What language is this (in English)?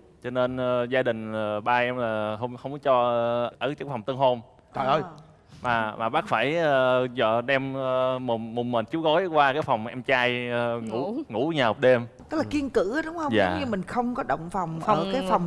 Vietnamese